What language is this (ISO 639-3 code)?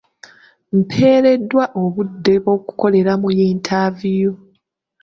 lug